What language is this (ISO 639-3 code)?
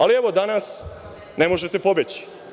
srp